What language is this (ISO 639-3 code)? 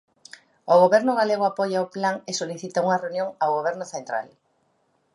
glg